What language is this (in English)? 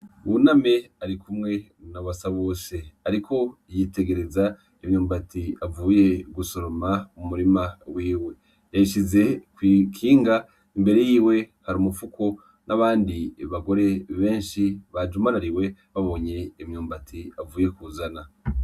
Rundi